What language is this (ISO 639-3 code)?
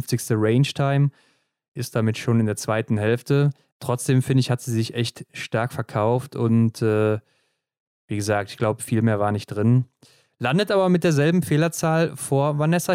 deu